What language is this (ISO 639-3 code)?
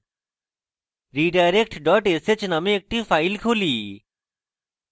ben